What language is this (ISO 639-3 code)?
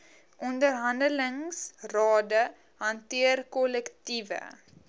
afr